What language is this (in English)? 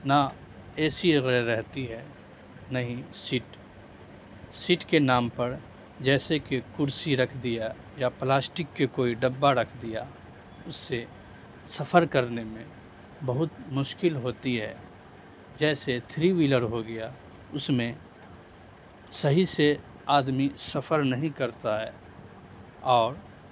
Urdu